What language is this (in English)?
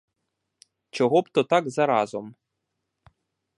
Ukrainian